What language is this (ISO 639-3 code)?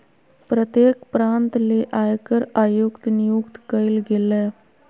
mag